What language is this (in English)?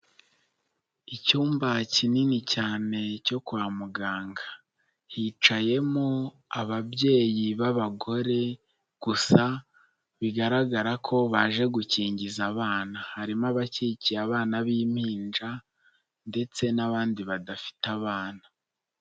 Kinyarwanda